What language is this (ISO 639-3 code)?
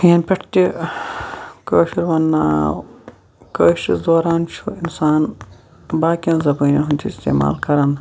kas